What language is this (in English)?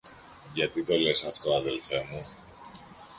Greek